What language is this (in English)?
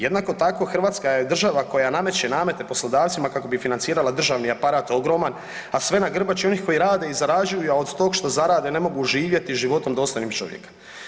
Croatian